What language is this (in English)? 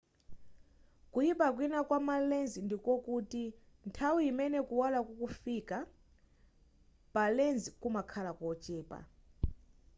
Nyanja